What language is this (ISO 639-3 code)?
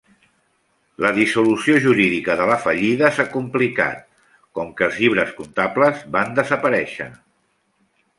cat